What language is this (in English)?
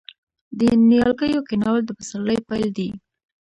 Pashto